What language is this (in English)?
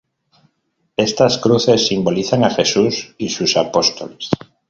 Spanish